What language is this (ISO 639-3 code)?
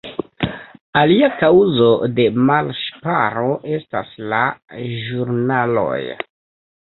epo